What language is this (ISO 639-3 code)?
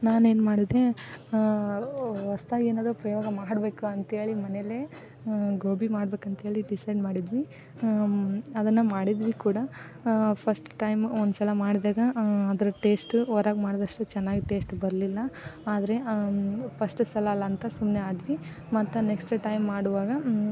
kan